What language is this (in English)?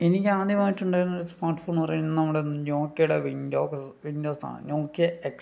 Malayalam